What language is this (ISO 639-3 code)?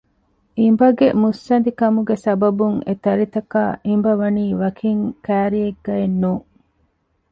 div